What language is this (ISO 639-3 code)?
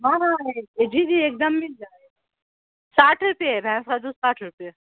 urd